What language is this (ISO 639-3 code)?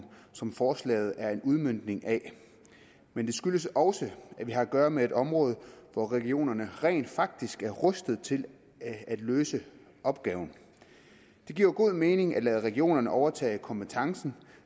dan